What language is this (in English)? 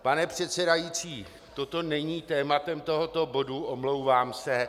Czech